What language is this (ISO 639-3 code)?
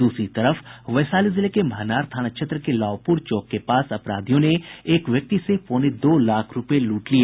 hin